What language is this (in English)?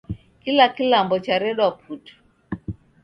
Taita